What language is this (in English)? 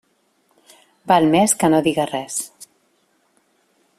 Catalan